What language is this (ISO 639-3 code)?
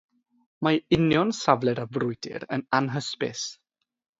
cym